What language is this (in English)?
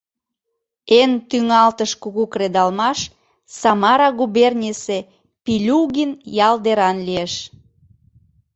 Mari